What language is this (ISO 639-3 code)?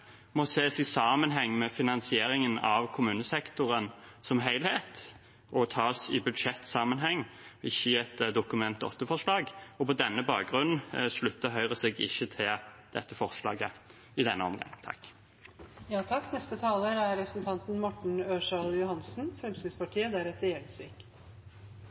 nob